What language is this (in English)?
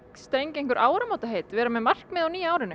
Icelandic